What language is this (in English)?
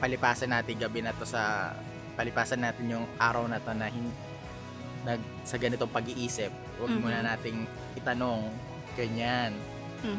Filipino